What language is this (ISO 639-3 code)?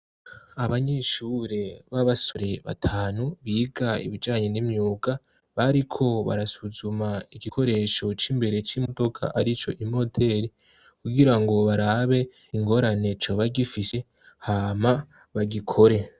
run